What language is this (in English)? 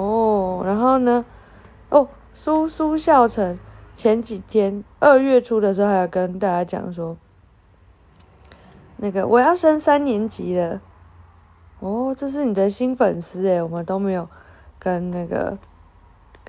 Chinese